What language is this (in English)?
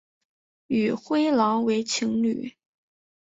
Chinese